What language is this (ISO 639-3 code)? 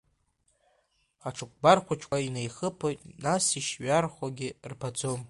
abk